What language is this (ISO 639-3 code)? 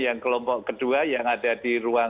ind